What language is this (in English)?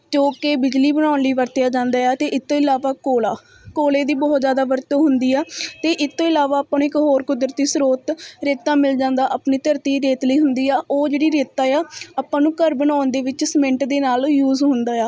Punjabi